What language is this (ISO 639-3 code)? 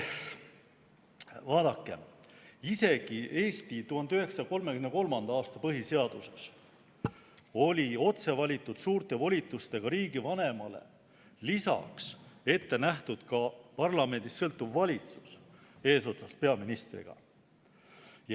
est